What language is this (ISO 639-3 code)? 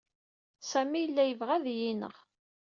kab